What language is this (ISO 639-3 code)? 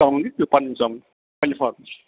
kas